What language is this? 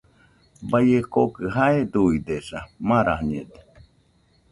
Nüpode Huitoto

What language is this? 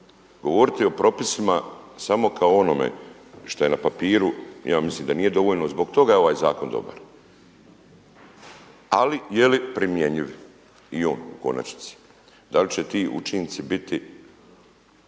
Croatian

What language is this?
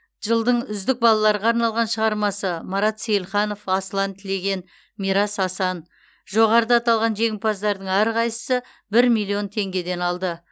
Kazakh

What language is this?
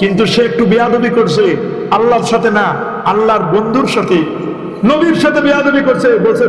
Turkish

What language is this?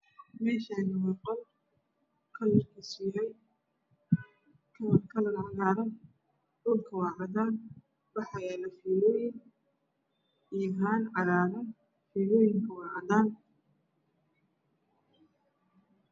Somali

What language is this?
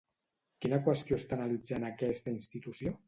Catalan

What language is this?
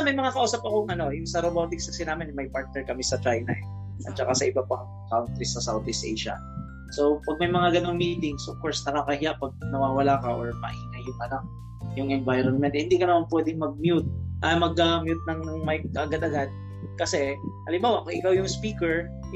Filipino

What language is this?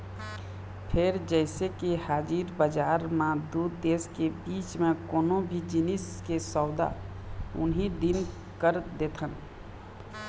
Chhattisgarhi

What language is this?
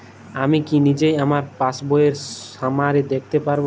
Bangla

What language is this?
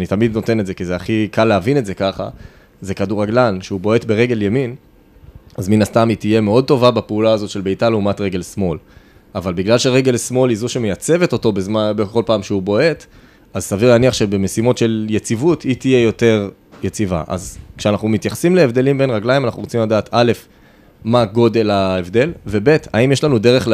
Hebrew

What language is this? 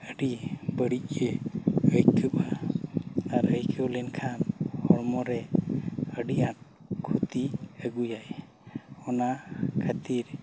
Santali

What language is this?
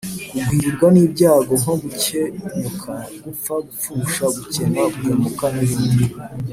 Kinyarwanda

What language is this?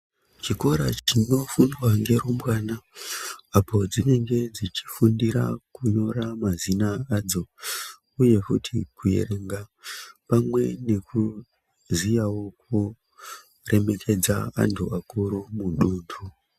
Ndau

